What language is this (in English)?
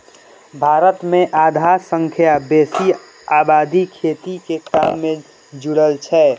Maithili